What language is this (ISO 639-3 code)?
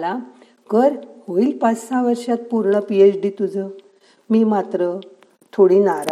mar